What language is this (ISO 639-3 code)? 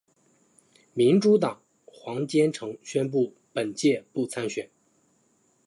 zho